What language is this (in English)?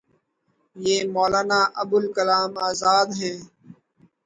Urdu